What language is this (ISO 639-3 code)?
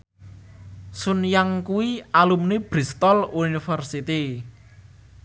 jav